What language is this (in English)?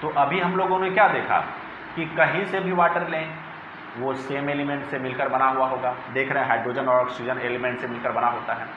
Hindi